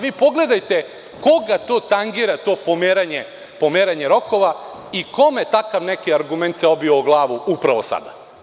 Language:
Serbian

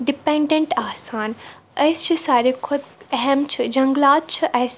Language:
Kashmiri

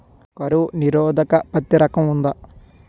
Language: Telugu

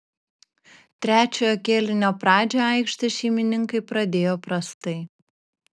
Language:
Lithuanian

